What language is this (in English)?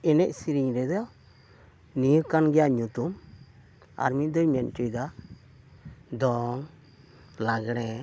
Santali